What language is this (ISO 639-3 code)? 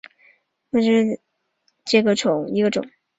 zho